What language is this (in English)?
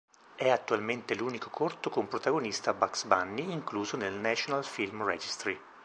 Italian